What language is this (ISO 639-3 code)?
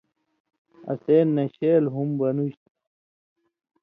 mvy